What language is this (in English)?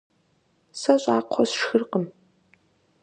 Kabardian